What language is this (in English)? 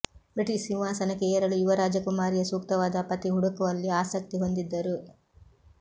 Kannada